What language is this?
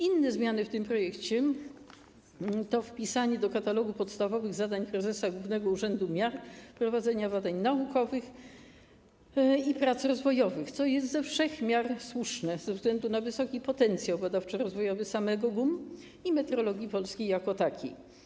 Polish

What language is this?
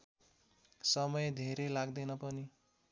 Nepali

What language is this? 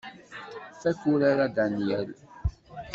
Kabyle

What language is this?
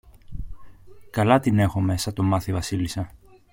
Greek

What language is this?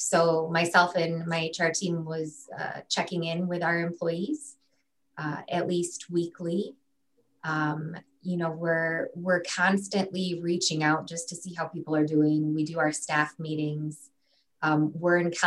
English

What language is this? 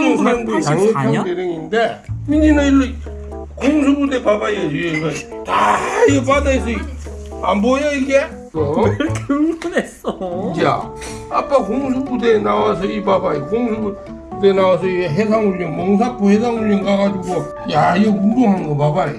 Korean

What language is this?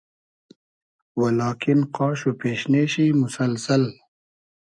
Hazaragi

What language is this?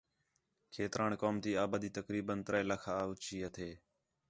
Khetrani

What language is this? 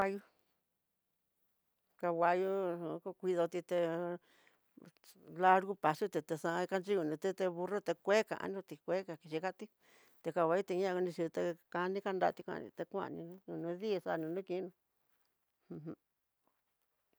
Tidaá Mixtec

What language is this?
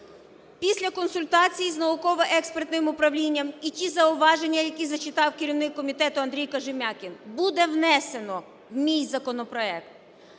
Ukrainian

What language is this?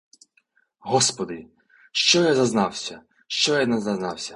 Ukrainian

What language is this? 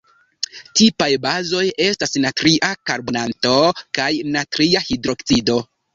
Esperanto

